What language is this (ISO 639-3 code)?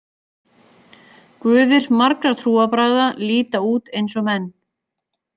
isl